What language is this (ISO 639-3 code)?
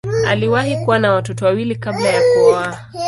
swa